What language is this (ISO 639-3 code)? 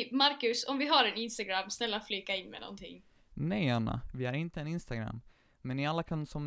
swe